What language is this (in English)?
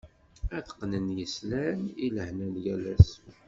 Kabyle